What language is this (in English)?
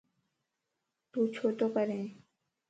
Lasi